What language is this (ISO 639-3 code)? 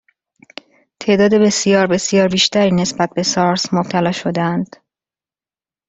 fas